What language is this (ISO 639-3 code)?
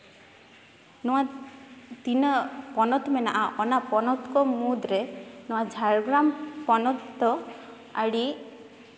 sat